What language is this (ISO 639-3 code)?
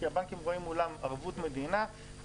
heb